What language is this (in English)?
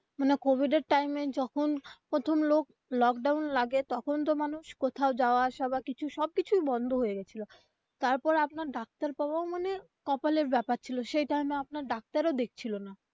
Bangla